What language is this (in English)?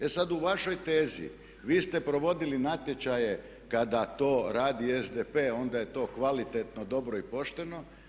Croatian